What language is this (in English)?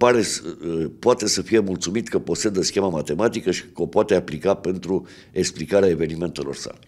Romanian